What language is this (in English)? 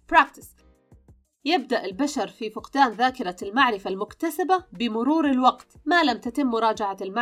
Arabic